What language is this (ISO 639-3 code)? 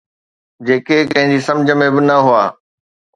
snd